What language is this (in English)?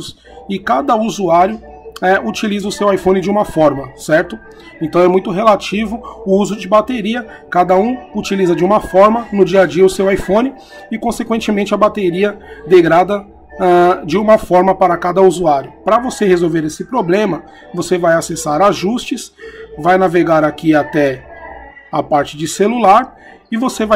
Portuguese